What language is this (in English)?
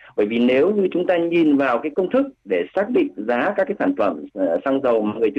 Vietnamese